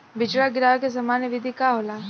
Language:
Bhojpuri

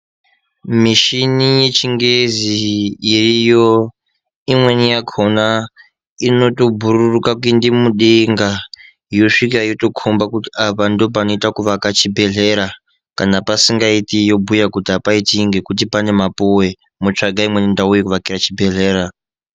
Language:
Ndau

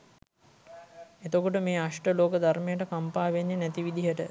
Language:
Sinhala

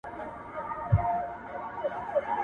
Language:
Pashto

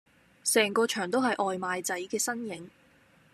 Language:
Cantonese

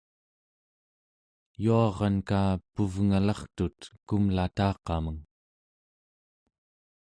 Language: Central Yupik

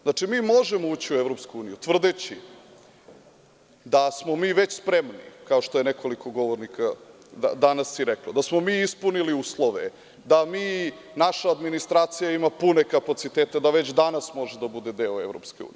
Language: Serbian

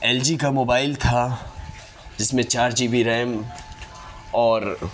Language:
Urdu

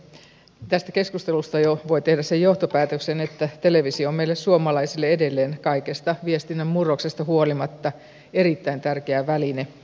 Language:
Finnish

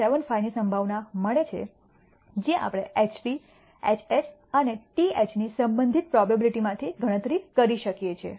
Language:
Gujarati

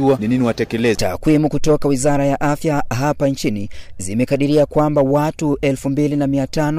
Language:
Swahili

